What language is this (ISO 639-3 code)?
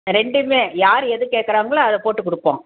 tam